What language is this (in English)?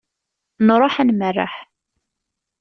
Kabyle